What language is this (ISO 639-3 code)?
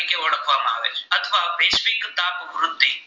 guj